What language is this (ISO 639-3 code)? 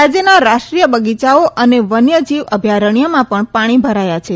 guj